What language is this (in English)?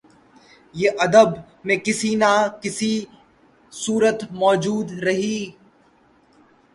Urdu